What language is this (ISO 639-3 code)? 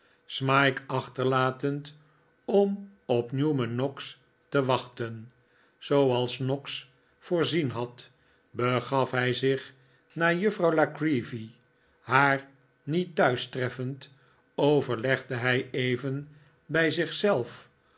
nld